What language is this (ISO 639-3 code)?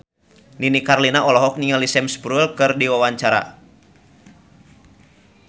sun